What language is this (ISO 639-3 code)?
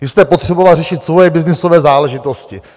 ces